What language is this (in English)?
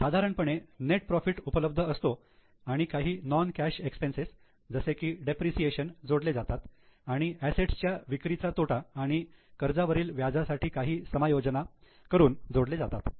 Marathi